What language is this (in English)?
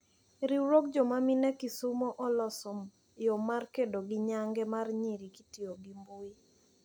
Luo (Kenya and Tanzania)